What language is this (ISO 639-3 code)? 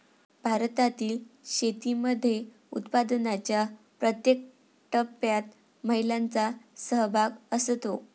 mar